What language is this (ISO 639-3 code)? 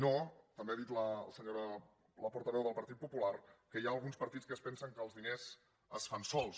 cat